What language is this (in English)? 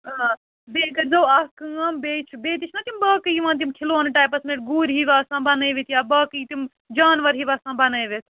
Kashmiri